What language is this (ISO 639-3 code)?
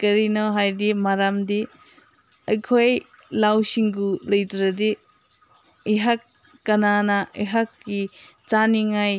mni